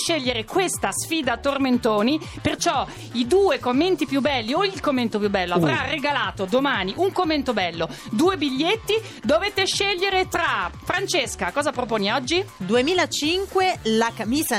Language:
Italian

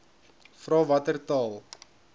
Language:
Afrikaans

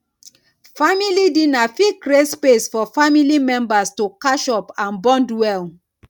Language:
Nigerian Pidgin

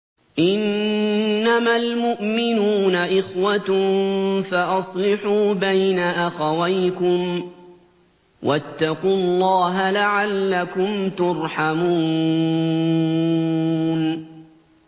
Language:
Arabic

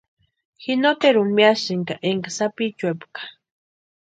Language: Western Highland Purepecha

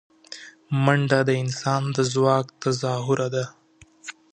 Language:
Pashto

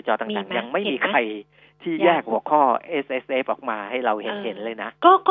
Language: Thai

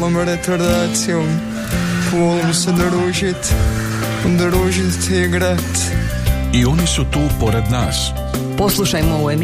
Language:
Croatian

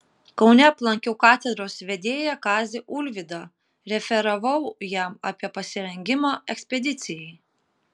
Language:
Lithuanian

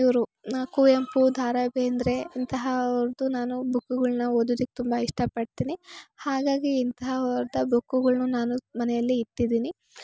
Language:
Kannada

